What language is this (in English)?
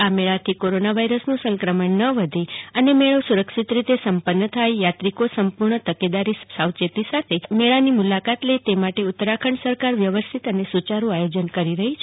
Gujarati